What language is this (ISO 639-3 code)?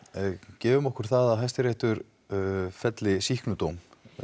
isl